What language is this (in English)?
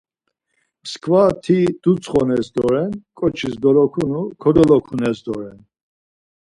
Laz